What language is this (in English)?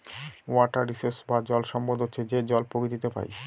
Bangla